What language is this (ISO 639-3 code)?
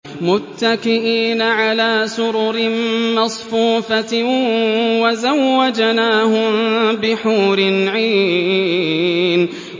ara